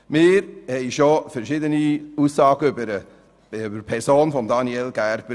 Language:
Swiss German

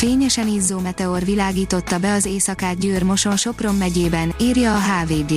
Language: Hungarian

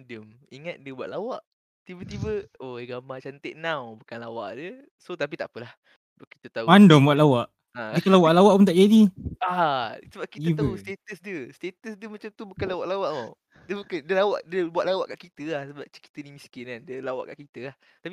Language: Malay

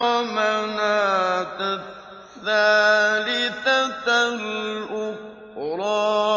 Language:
Arabic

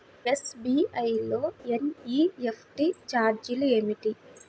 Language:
Telugu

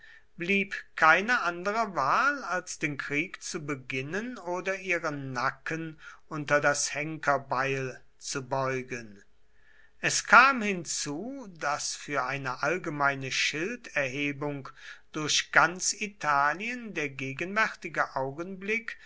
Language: German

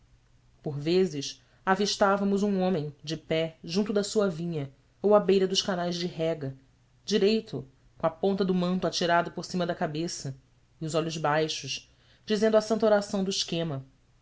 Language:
Portuguese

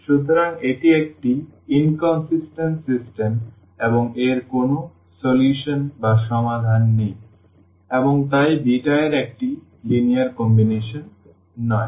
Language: Bangla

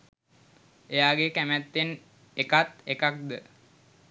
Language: Sinhala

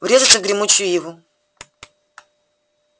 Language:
Russian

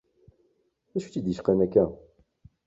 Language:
Kabyle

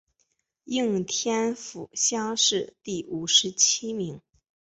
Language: Chinese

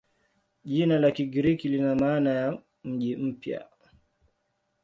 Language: Swahili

